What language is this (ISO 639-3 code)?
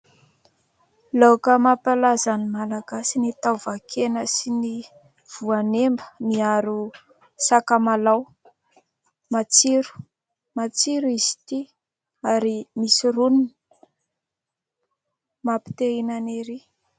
mlg